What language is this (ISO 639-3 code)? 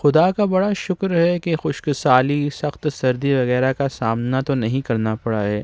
urd